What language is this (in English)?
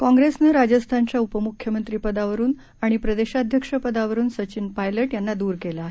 Marathi